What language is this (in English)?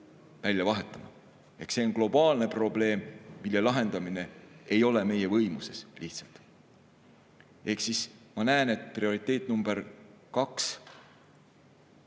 Estonian